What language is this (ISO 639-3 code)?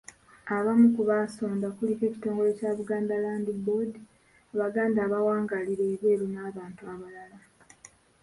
lug